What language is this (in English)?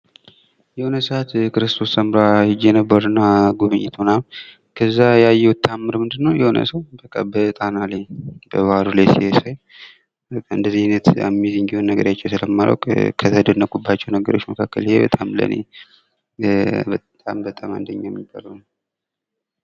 Amharic